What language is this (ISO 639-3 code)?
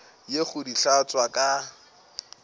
nso